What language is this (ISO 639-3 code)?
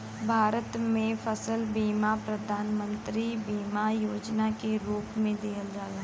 bho